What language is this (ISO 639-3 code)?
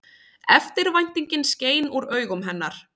isl